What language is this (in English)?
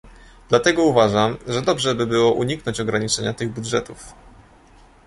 Polish